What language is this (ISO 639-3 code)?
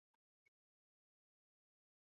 zho